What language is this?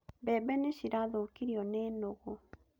Kikuyu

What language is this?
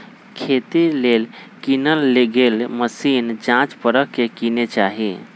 Magahi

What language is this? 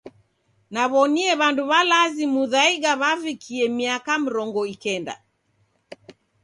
Taita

